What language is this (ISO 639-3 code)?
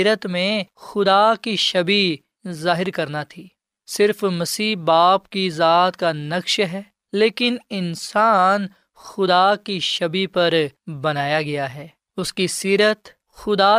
urd